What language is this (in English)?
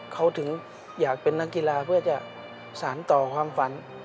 Thai